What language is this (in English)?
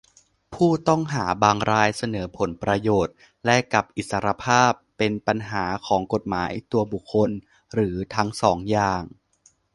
Thai